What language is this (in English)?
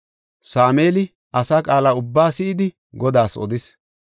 Gofa